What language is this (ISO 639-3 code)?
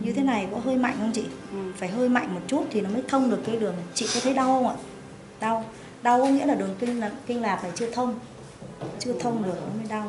vie